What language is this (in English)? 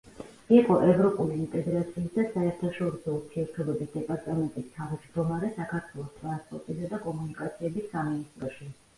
Georgian